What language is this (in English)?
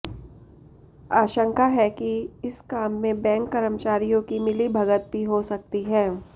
Hindi